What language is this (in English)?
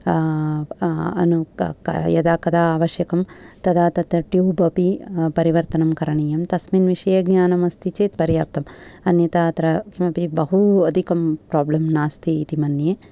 Sanskrit